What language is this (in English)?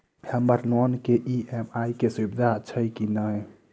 Maithili